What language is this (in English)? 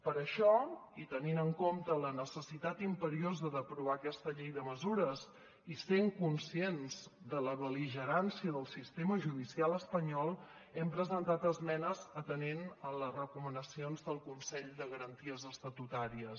Catalan